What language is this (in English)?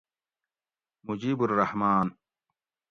Gawri